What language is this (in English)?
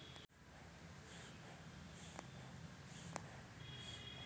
Maithili